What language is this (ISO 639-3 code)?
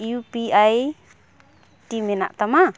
sat